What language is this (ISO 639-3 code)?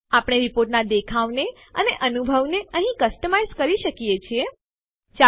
guj